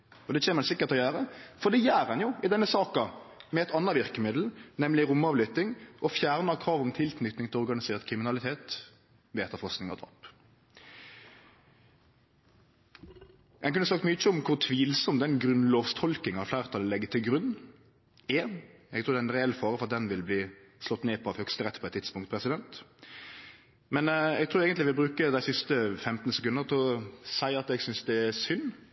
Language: Norwegian Nynorsk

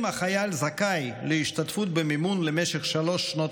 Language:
Hebrew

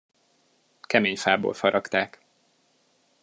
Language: Hungarian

